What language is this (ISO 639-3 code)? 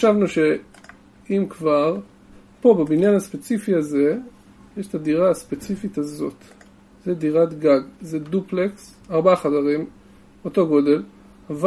heb